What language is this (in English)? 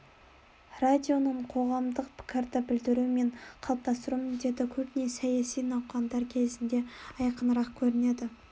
Kazakh